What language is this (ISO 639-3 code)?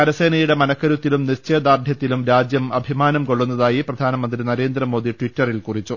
mal